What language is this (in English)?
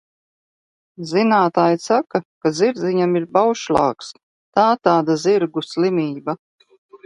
Latvian